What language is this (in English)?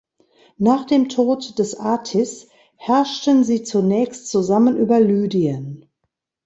German